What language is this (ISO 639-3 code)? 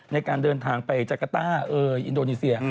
tha